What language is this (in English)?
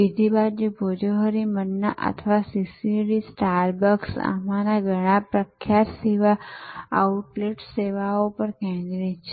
Gujarati